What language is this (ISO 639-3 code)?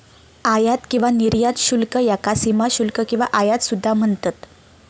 mar